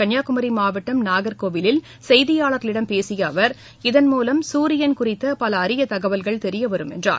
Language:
Tamil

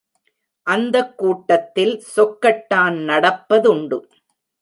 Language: Tamil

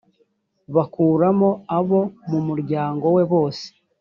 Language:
Kinyarwanda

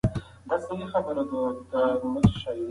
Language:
Pashto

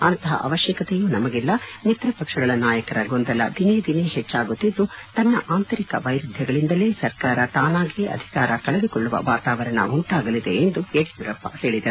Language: Kannada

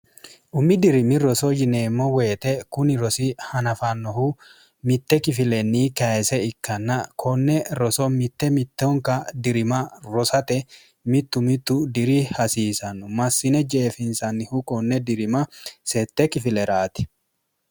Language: Sidamo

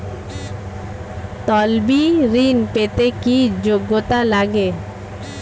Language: Bangla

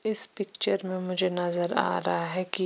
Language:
Hindi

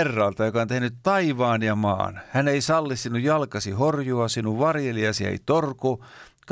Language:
Finnish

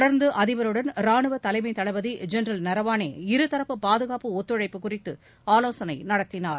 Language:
Tamil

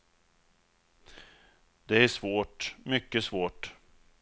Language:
Swedish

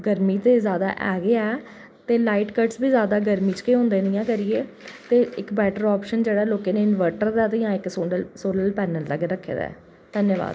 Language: Dogri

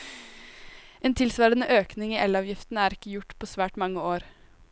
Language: Norwegian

